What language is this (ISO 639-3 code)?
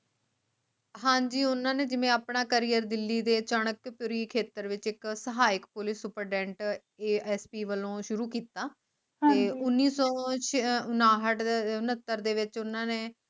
pan